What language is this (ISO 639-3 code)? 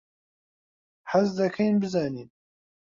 ckb